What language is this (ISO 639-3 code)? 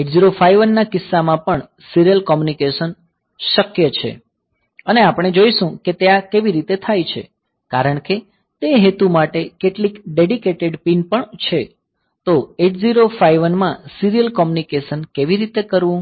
guj